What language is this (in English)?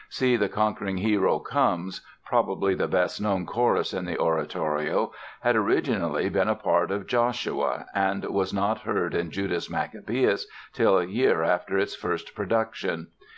English